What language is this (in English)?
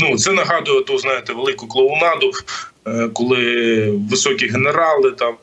Ukrainian